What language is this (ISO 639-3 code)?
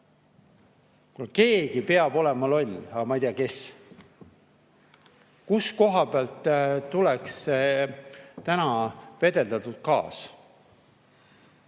est